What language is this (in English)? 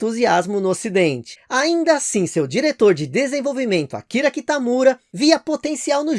Portuguese